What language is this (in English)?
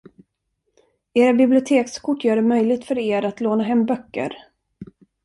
Swedish